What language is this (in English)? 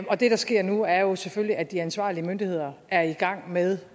Danish